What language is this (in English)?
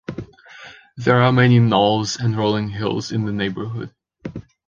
English